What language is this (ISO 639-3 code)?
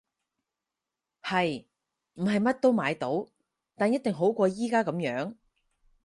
yue